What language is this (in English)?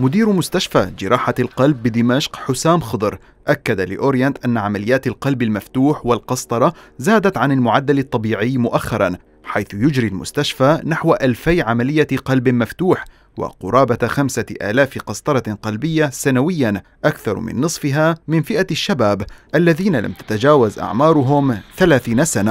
Arabic